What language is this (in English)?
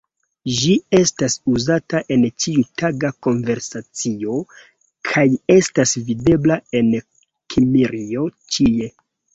Esperanto